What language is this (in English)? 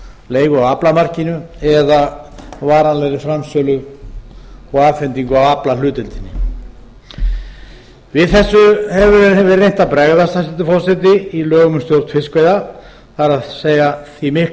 Icelandic